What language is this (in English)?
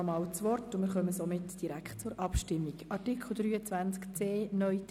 Swiss German